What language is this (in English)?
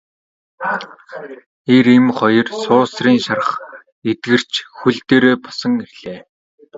Mongolian